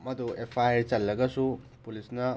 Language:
Manipuri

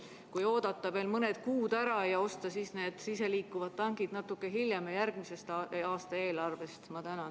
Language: Estonian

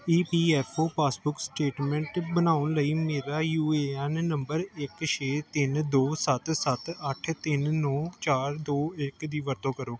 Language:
Punjabi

